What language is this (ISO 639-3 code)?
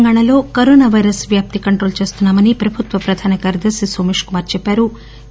tel